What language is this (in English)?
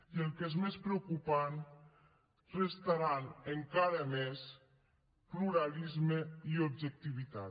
Catalan